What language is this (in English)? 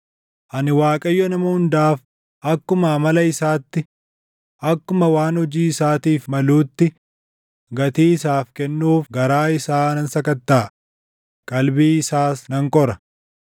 Oromo